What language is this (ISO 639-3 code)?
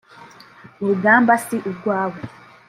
kin